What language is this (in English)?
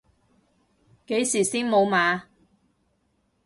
Cantonese